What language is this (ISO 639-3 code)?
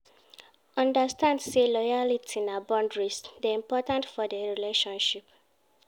pcm